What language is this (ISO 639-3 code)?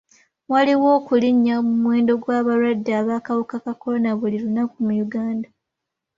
lug